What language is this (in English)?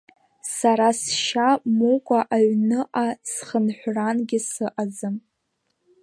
Abkhazian